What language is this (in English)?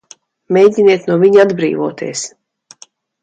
Latvian